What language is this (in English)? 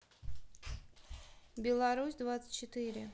Russian